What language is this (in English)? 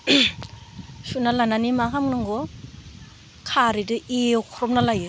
Bodo